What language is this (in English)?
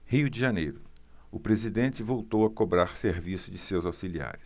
Portuguese